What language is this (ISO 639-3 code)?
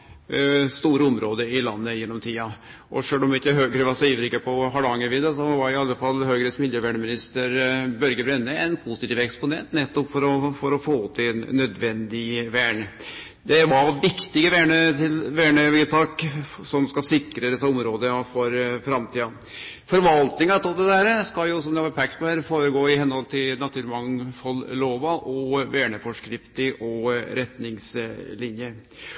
nno